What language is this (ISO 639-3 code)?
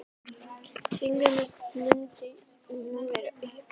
isl